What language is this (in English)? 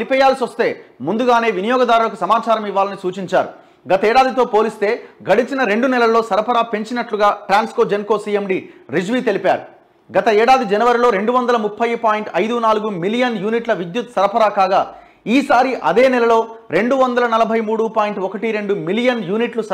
Telugu